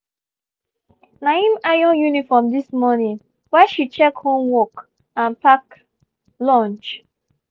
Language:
Nigerian Pidgin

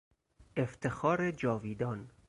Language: Persian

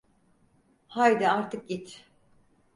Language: Turkish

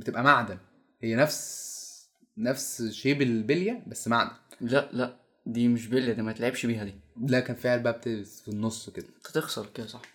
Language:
Arabic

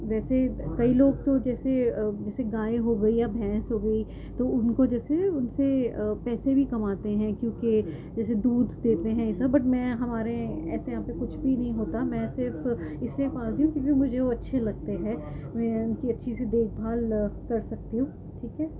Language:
Urdu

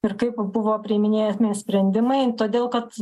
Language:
Lithuanian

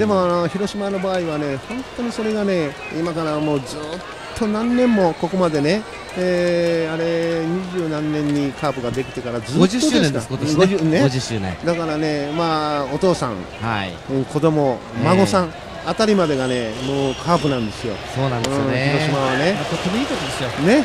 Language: Japanese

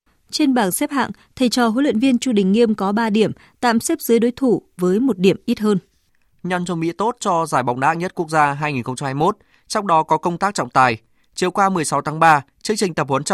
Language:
Vietnamese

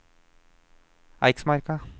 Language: Norwegian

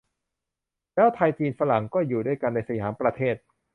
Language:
Thai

